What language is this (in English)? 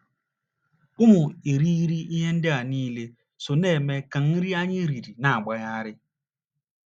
Igbo